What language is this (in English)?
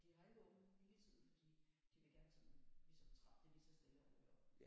Danish